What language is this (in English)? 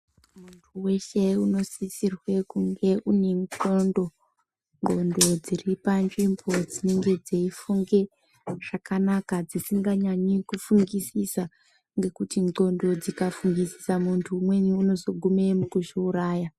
Ndau